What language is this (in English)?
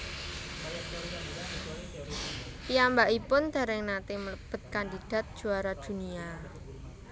Javanese